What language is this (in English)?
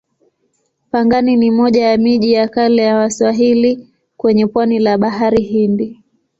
Swahili